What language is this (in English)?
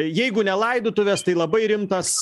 Lithuanian